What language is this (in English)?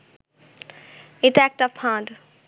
Bangla